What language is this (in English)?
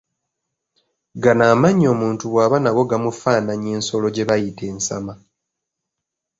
Ganda